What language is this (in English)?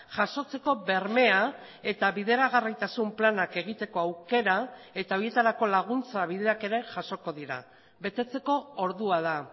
Basque